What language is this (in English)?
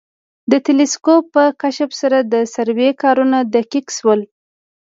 Pashto